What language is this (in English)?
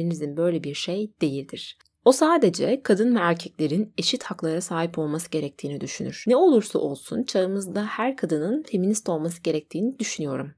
Turkish